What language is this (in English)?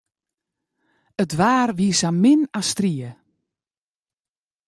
Western Frisian